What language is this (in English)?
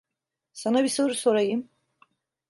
Turkish